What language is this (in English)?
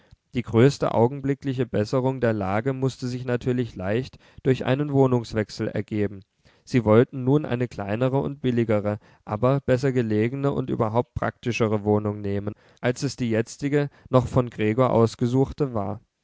German